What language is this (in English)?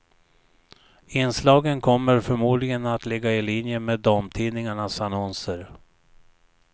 Swedish